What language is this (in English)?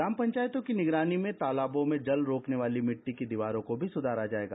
Hindi